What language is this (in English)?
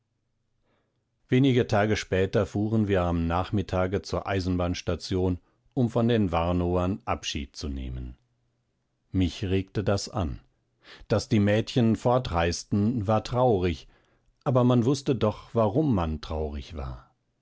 German